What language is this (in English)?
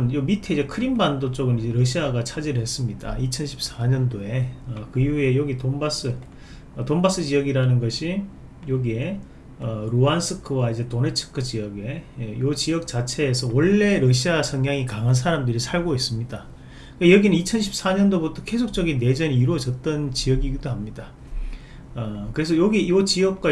Korean